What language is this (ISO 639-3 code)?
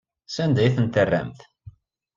kab